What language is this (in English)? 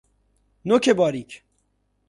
Persian